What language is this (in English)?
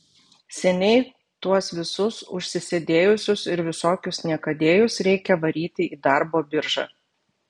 Lithuanian